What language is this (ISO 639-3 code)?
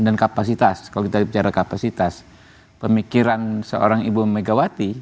ind